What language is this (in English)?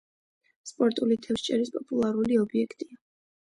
Georgian